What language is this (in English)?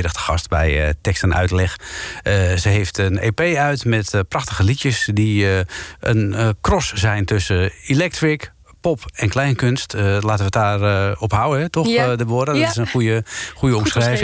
Dutch